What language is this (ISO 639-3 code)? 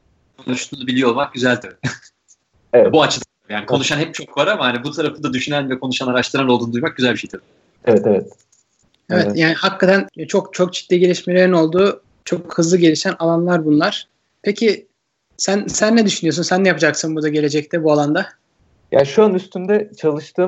tur